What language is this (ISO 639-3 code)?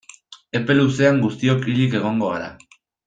eus